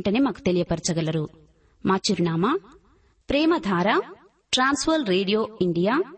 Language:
Telugu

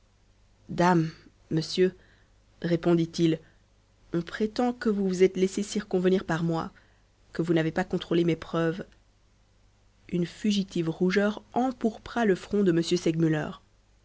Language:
French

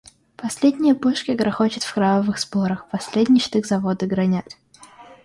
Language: Russian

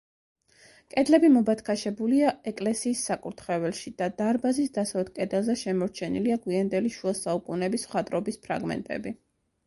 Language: Georgian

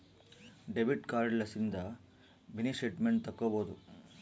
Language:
Kannada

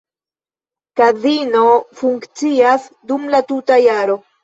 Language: Esperanto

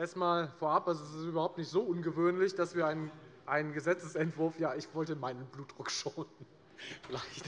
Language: German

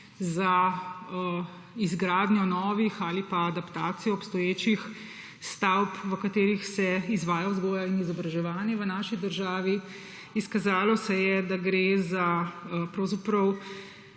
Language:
Slovenian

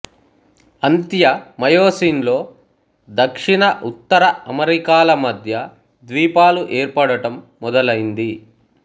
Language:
Telugu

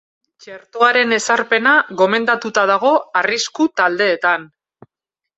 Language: Basque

